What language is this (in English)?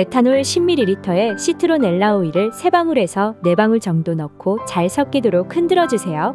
Korean